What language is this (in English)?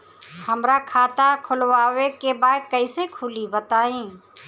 Bhojpuri